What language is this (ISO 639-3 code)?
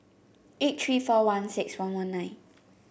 eng